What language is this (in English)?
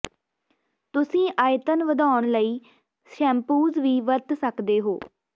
Punjabi